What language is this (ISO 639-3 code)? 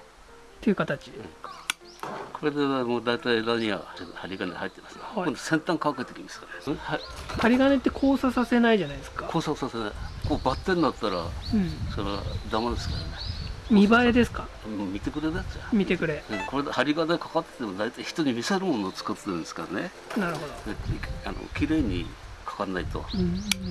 jpn